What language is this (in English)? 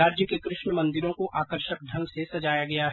Hindi